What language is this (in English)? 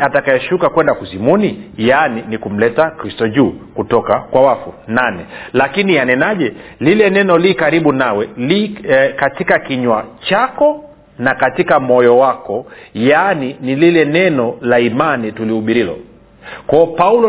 Swahili